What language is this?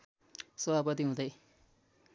Nepali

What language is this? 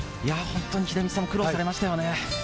Japanese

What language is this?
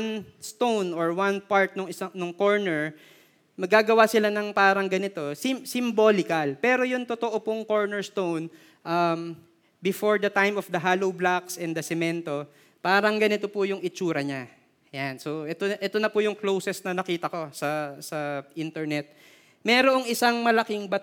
Filipino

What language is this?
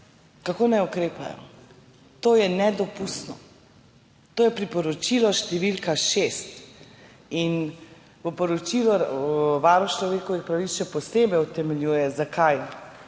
Slovenian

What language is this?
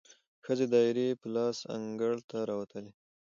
Pashto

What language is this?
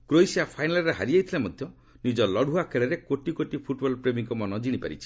Odia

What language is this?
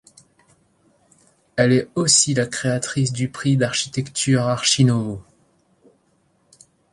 French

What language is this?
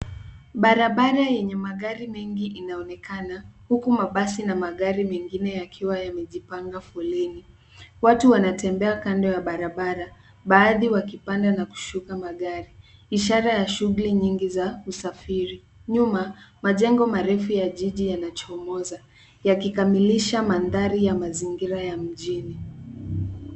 Swahili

